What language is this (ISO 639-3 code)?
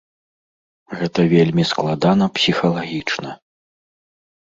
bel